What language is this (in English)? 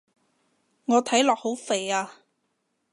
Cantonese